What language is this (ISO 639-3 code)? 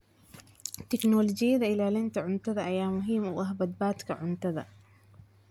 som